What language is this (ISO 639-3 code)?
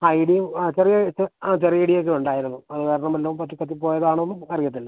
mal